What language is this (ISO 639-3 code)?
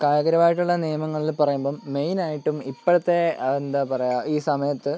mal